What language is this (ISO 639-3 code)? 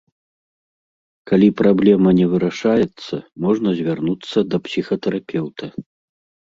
bel